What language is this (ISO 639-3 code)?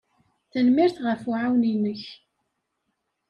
kab